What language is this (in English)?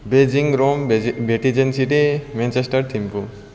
Nepali